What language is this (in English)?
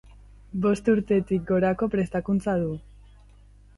Basque